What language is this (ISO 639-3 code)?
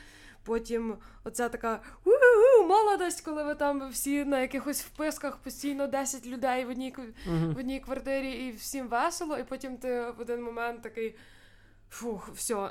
ukr